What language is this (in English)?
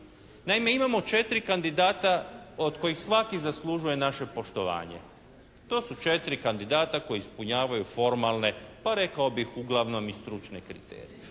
Croatian